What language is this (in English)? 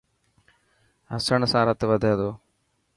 Dhatki